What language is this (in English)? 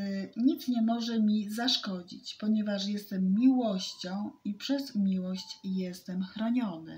Polish